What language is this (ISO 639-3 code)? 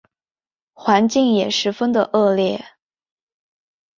zho